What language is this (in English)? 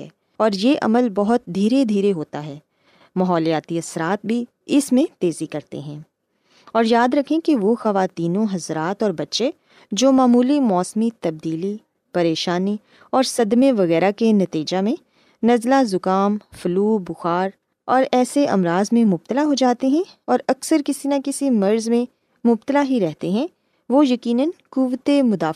Urdu